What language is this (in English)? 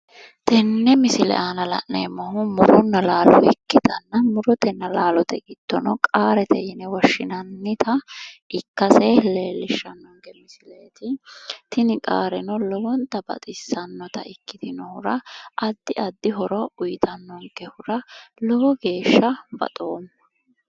Sidamo